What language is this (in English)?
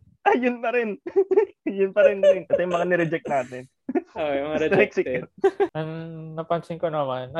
Filipino